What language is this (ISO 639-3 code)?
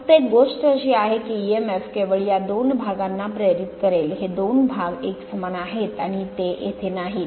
mar